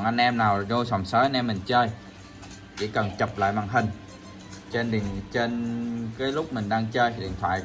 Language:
Vietnamese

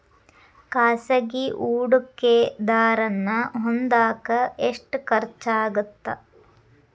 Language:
Kannada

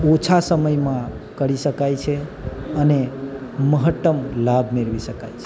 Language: Gujarati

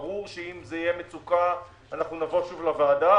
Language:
Hebrew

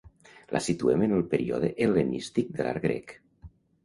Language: Catalan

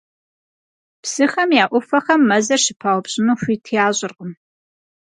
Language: Kabardian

